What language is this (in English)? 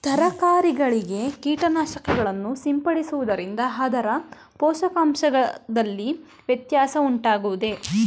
Kannada